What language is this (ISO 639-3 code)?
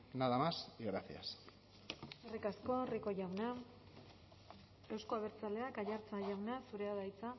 eus